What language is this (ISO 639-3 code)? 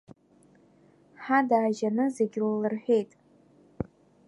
abk